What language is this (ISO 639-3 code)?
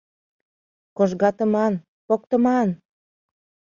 chm